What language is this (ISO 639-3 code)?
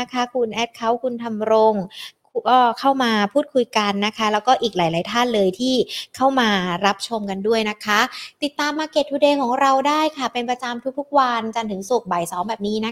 tha